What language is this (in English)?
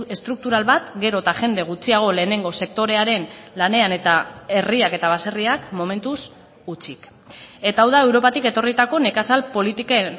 Basque